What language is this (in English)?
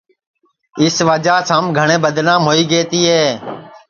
Sansi